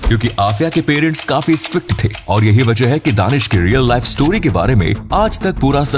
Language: Hindi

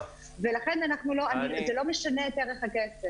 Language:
Hebrew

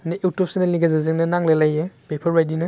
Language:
Bodo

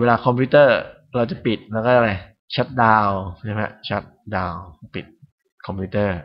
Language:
Thai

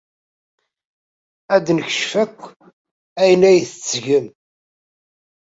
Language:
Kabyle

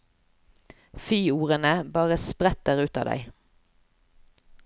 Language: Norwegian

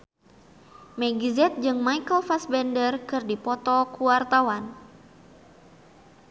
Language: Sundanese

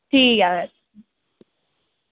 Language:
Dogri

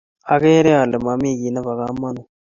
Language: Kalenjin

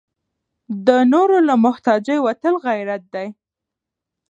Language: Pashto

